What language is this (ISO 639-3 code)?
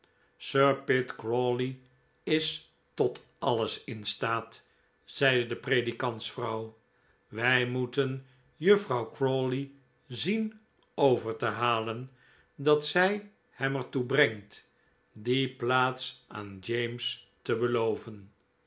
nld